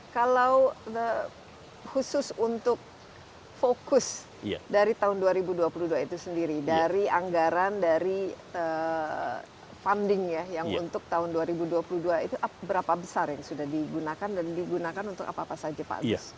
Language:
Indonesian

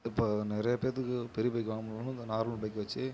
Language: Tamil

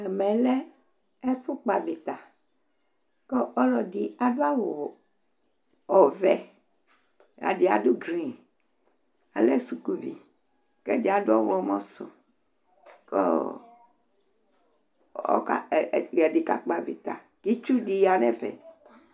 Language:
Ikposo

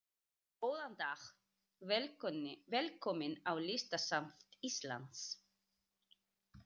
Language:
Icelandic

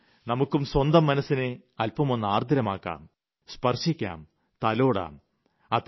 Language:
Malayalam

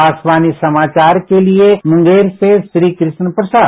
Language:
Hindi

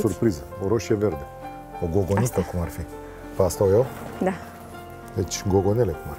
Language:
Romanian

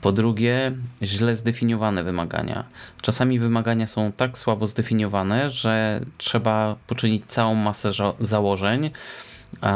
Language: Polish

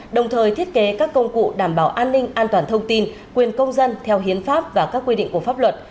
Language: Vietnamese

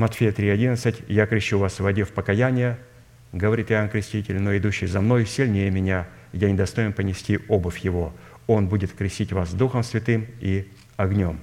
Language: Russian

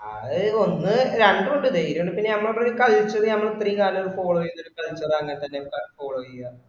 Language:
Malayalam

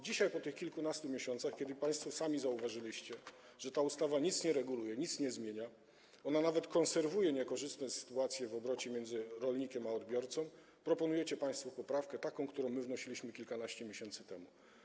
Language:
Polish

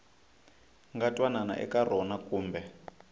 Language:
Tsonga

